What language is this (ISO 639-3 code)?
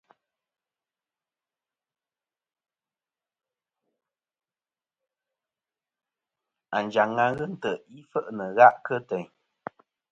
bkm